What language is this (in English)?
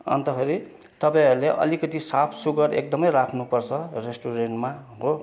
Nepali